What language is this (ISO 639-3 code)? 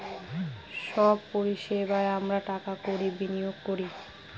ben